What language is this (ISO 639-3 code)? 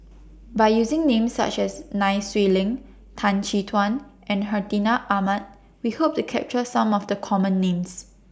eng